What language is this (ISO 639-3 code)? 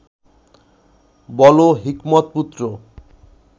ben